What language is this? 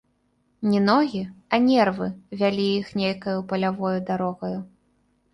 Belarusian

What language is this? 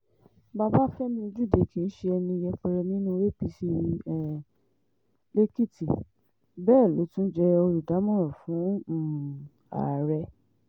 Yoruba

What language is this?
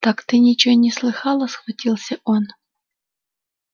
Russian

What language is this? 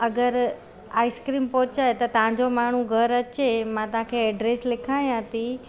Sindhi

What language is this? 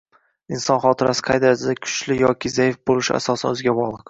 Uzbek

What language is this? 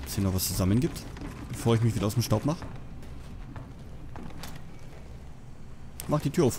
German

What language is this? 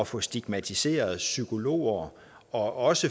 Danish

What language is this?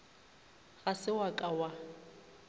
Northern Sotho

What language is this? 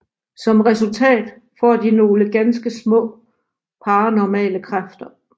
Danish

